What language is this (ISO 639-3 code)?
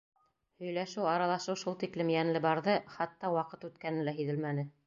bak